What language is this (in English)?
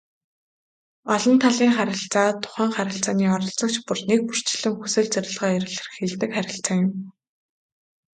Mongolian